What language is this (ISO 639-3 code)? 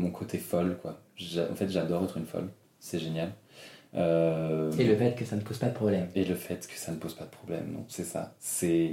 fra